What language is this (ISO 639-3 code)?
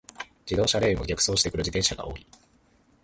jpn